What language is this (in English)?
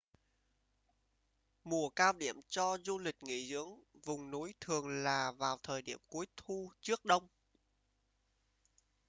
Vietnamese